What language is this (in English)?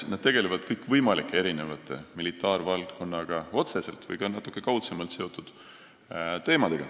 Estonian